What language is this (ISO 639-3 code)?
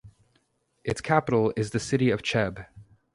eng